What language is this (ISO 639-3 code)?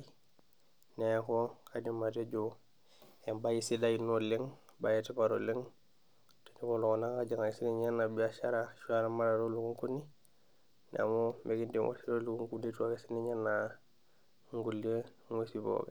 mas